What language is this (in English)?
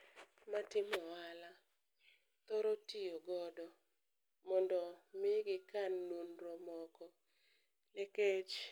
Luo (Kenya and Tanzania)